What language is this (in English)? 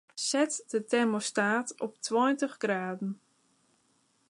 Western Frisian